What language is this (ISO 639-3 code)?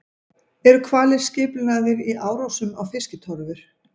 isl